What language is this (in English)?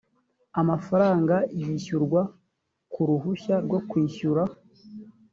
Kinyarwanda